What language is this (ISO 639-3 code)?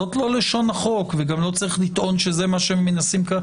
heb